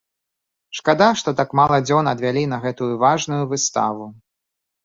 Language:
Belarusian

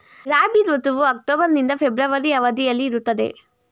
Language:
Kannada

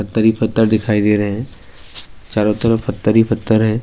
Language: Urdu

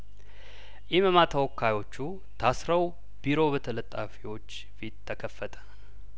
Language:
Amharic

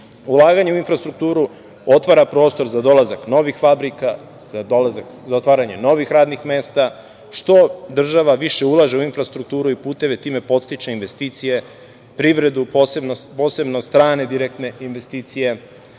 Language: Serbian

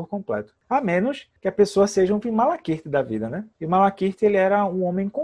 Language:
Portuguese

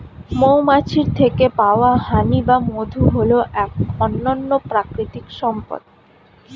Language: Bangla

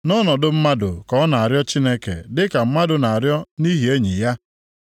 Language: Igbo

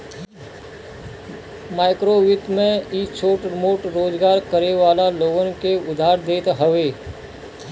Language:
Bhojpuri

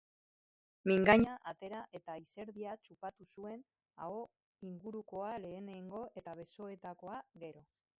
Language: Basque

